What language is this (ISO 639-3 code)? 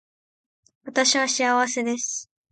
jpn